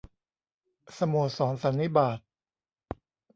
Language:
Thai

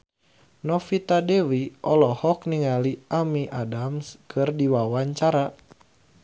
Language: Sundanese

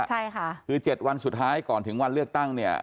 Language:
Thai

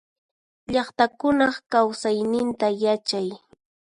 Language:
Puno Quechua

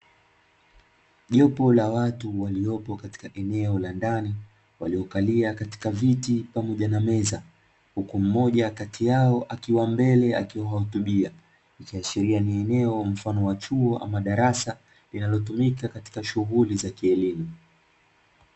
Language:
Swahili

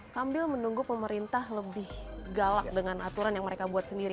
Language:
Indonesian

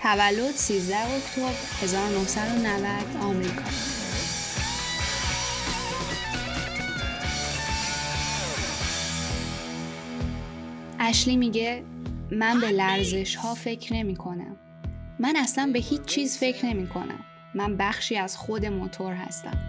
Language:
Persian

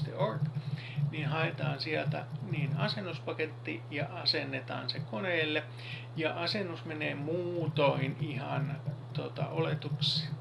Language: Finnish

